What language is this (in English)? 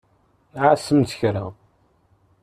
Kabyle